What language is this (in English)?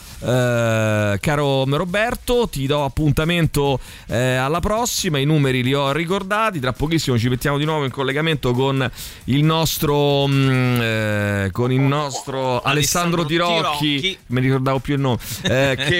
Italian